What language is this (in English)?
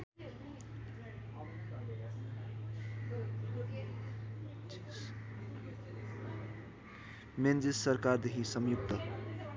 Nepali